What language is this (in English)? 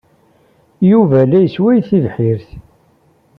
Kabyle